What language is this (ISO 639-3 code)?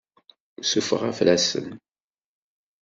kab